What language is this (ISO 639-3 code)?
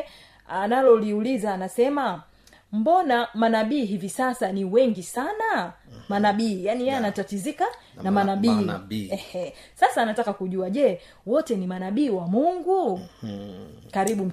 swa